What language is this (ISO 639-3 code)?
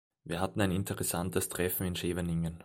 deu